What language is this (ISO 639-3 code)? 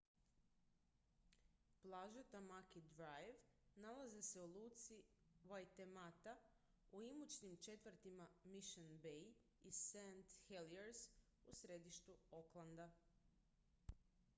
hrv